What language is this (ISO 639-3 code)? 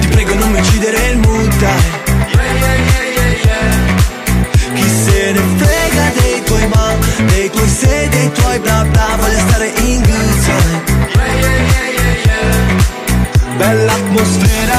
ita